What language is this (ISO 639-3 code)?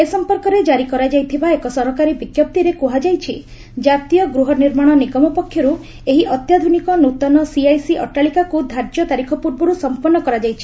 ori